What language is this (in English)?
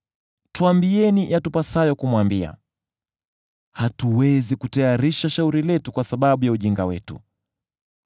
Swahili